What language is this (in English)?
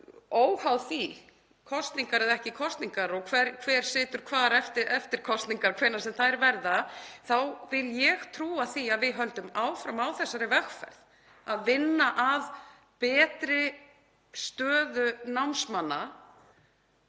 Icelandic